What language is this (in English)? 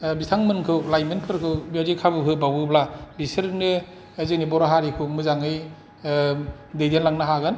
Bodo